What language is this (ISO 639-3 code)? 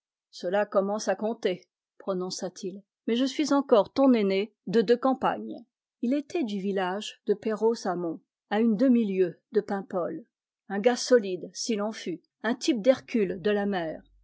fra